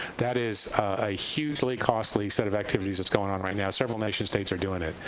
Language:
English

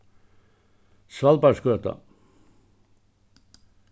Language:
Faroese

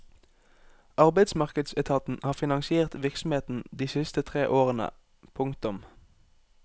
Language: Norwegian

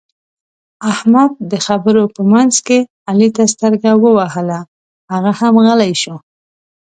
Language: Pashto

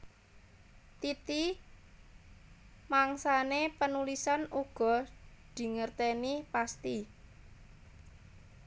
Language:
Javanese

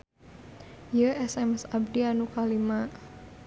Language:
Sundanese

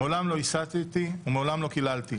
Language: Hebrew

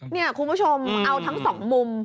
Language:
Thai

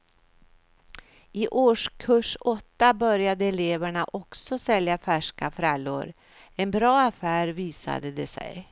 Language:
Swedish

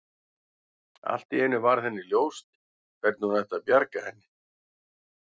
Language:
Icelandic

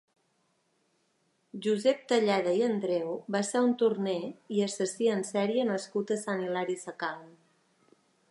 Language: Catalan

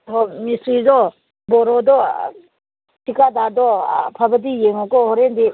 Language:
Manipuri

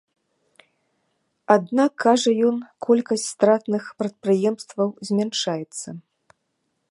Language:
Belarusian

